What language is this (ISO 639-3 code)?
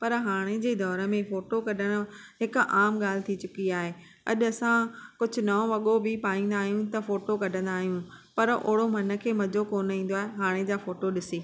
snd